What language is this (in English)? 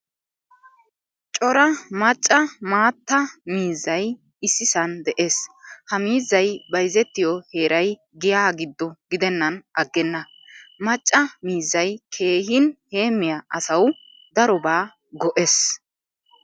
Wolaytta